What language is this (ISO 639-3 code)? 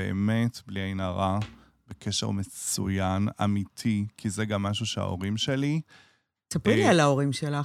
heb